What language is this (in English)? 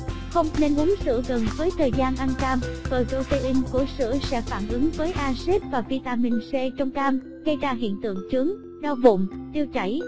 Vietnamese